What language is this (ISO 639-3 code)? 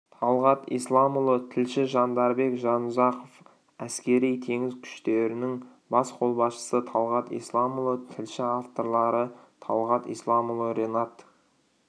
kaz